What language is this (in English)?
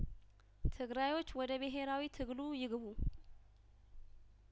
Amharic